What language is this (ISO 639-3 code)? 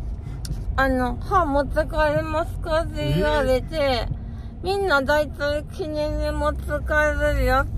jpn